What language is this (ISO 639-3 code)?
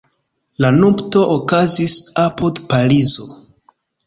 epo